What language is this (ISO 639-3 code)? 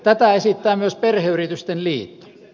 fin